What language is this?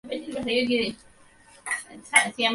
Bangla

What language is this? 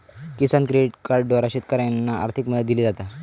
Marathi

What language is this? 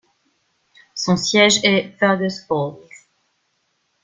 French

